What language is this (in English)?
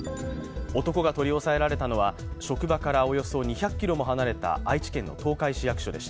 Japanese